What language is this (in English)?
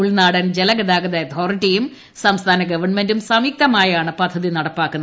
Malayalam